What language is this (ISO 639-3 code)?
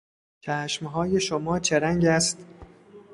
fas